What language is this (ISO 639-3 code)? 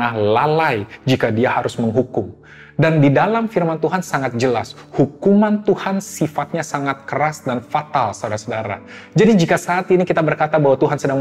ind